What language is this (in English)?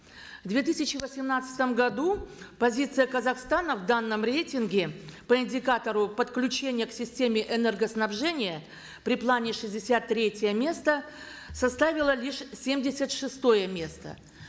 Kazakh